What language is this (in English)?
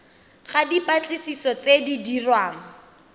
Tswana